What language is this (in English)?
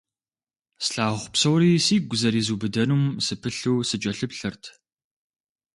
Kabardian